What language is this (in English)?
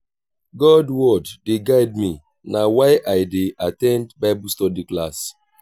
Nigerian Pidgin